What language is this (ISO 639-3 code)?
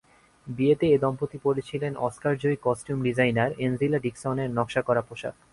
ben